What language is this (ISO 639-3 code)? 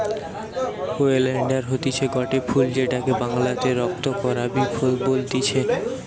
ben